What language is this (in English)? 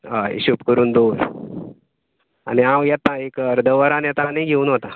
Konkani